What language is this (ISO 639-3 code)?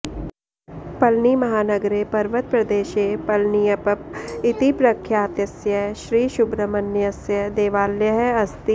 san